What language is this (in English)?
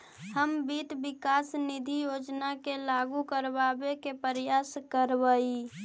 Magahi